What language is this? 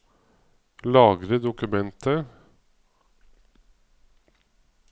Norwegian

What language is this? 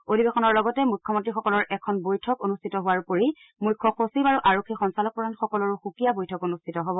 Assamese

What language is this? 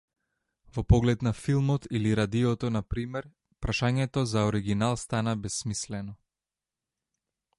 Macedonian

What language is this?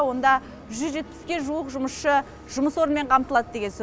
Kazakh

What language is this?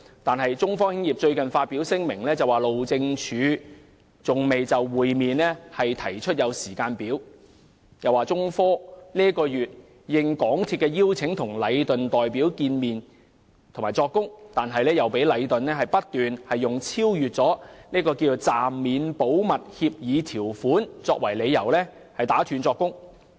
Cantonese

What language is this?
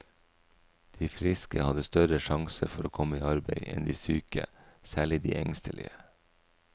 Norwegian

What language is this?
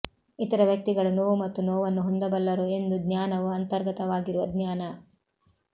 Kannada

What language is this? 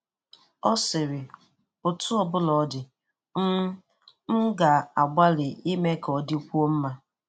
Igbo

